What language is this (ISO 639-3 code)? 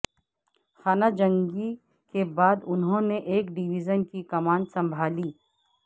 urd